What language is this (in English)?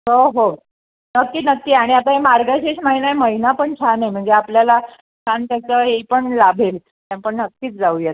Marathi